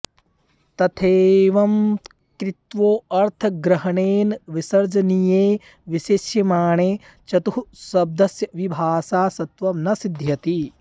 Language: Sanskrit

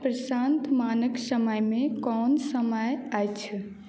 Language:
Maithili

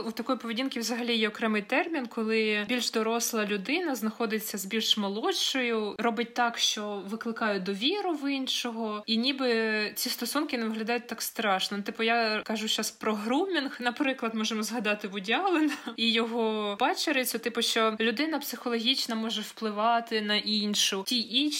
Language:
Ukrainian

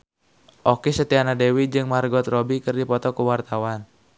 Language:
Sundanese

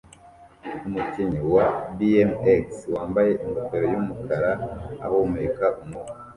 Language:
Kinyarwanda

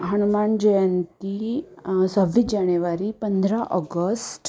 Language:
Marathi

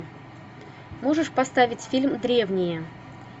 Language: Russian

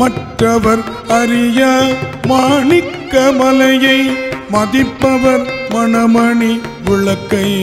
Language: Romanian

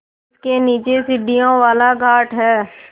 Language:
Hindi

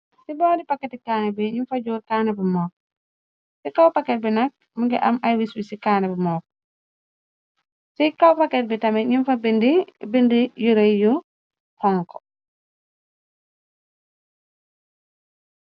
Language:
Wolof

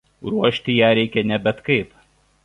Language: Lithuanian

